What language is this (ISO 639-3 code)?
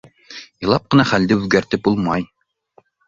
bak